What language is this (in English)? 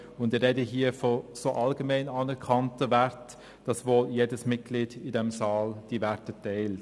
Swiss German